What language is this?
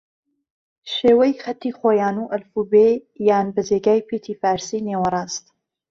Central Kurdish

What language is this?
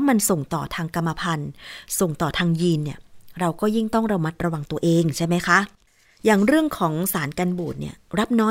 Thai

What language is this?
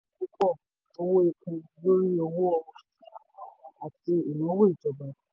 Yoruba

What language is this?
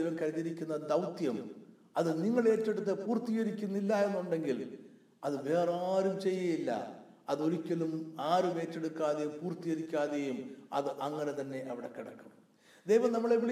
Malayalam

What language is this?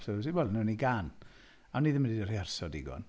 Welsh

